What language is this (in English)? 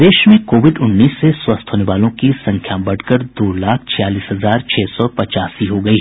Hindi